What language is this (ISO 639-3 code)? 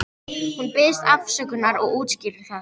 isl